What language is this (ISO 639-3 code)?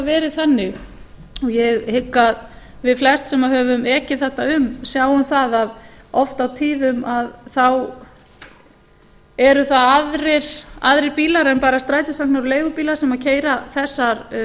isl